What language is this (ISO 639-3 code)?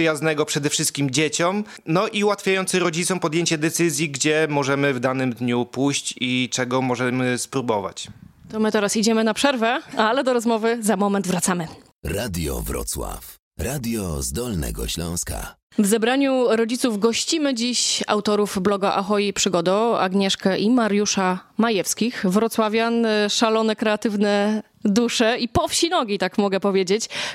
pol